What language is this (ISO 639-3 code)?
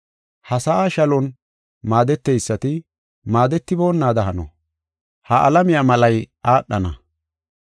gof